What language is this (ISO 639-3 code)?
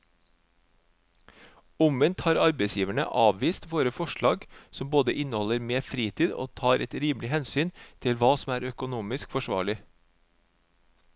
nor